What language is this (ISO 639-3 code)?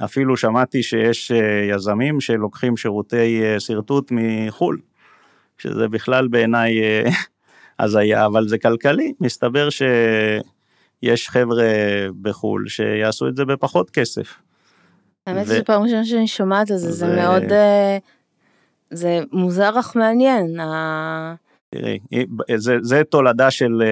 heb